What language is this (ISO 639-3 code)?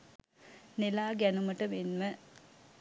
sin